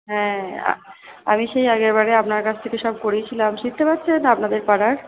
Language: Bangla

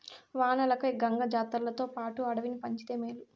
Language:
Telugu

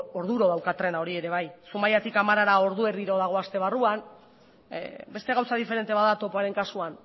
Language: Basque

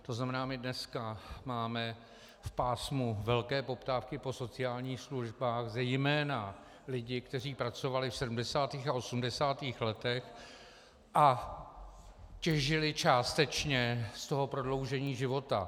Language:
Czech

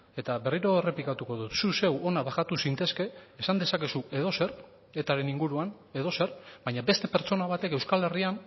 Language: Basque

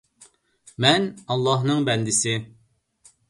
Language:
Uyghur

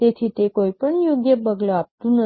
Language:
Gujarati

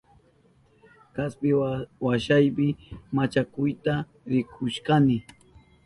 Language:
Southern Pastaza Quechua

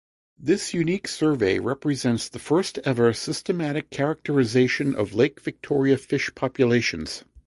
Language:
English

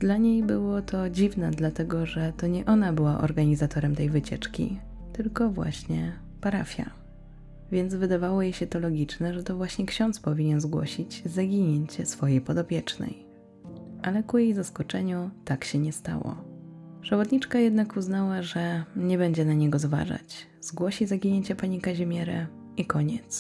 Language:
Polish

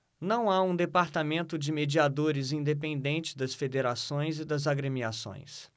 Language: Portuguese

